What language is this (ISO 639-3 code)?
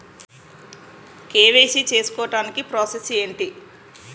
tel